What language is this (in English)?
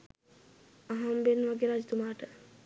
Sinhala